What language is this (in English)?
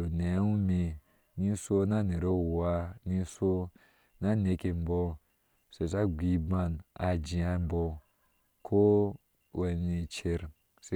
Ashe